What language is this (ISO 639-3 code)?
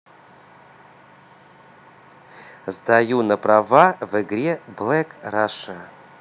rus